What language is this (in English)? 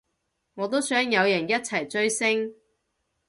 Cantonese